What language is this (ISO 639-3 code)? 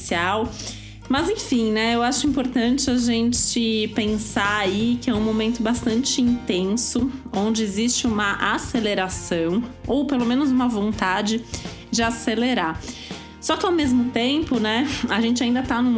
por